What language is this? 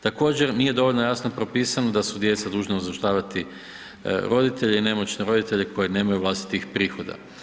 Croatian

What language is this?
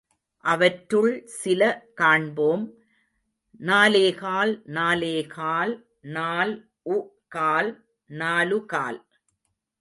Tamil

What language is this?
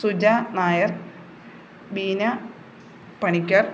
Malayalam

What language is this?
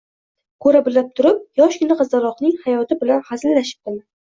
Uzbek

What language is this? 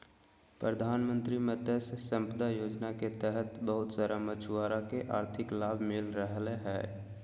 Magahi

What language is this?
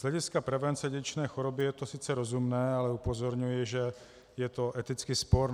Czech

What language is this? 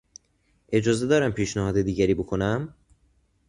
Persian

